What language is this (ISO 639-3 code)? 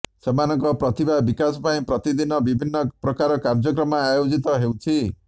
ori